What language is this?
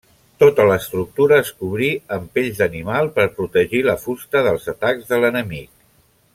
Catalan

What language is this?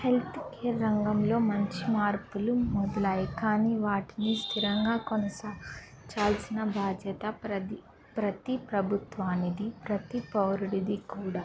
Telugu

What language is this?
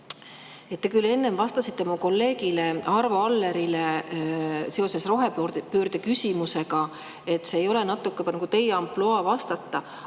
Estonian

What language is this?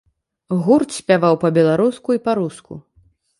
Belarusian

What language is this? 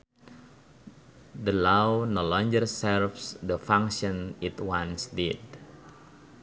Sundanese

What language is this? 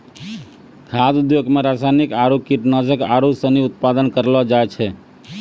Maithili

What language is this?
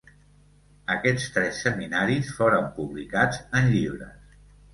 Catalan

